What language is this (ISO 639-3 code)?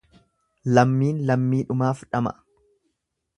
orm